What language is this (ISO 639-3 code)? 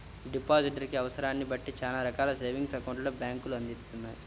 tel